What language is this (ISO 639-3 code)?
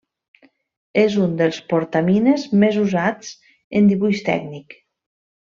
cat